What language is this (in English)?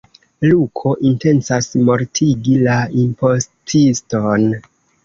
Esperanto